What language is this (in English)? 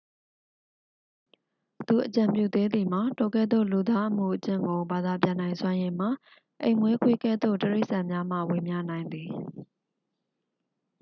Burmese